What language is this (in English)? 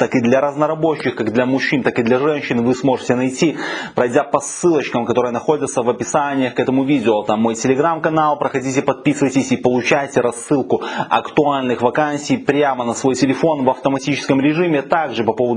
Russian